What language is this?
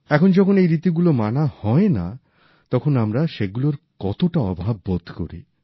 Bangla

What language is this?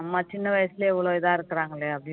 Tamil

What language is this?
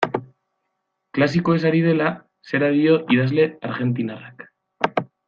Basque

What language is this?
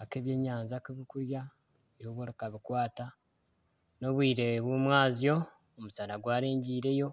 Nyankole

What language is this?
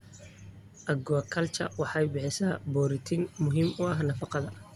Somali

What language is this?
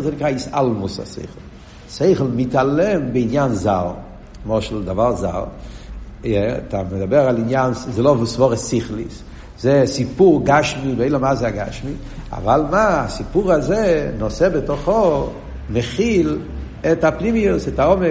Hebrew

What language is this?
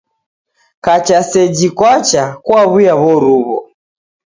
Taita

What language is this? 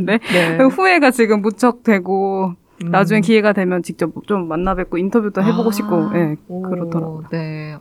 Korean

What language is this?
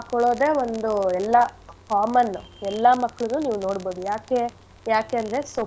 Kannada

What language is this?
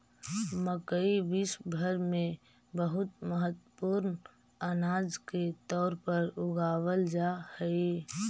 Magahi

